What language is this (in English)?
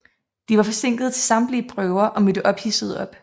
Danish